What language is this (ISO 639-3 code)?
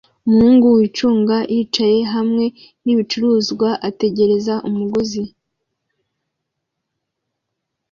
kin